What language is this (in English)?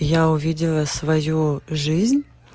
Russian